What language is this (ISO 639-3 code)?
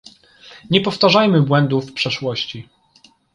pol